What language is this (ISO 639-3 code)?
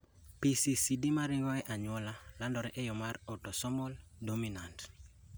luo